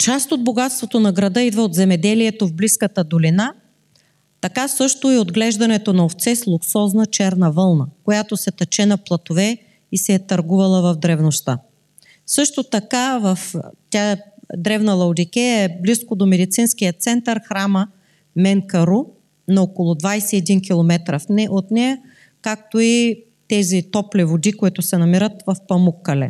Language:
Bulgarian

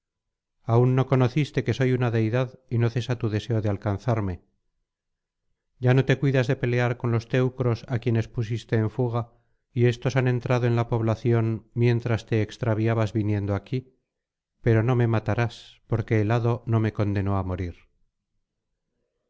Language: Spanish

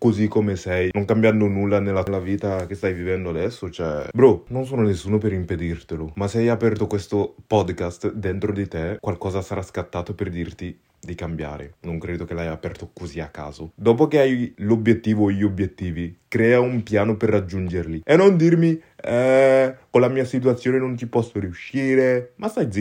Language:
Italian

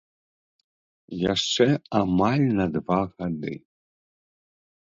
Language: Belarusian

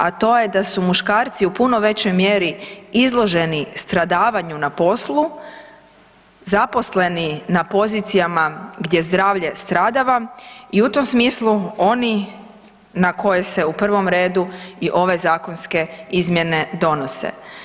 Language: Croatian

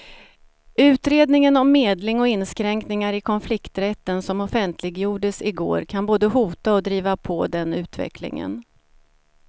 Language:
Swedish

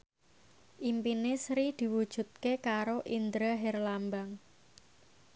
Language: Javanese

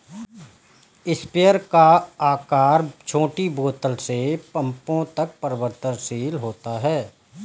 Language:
Hindi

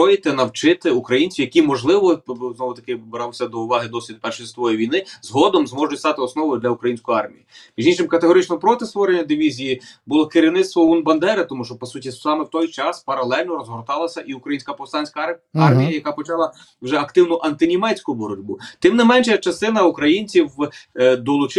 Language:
Ukrainian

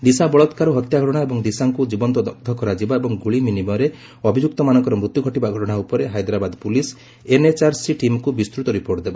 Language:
Odia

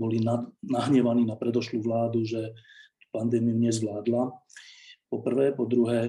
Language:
Slovak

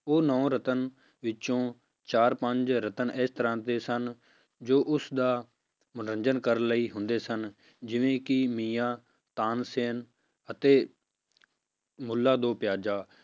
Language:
Punjabi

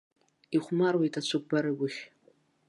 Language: Abkhazian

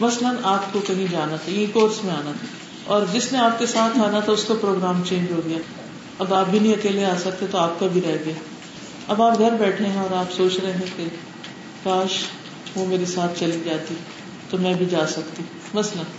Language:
Urdu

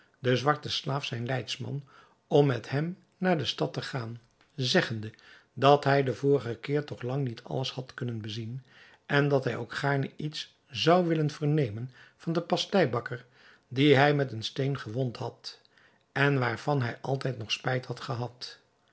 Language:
Dutch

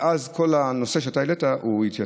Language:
Hebrew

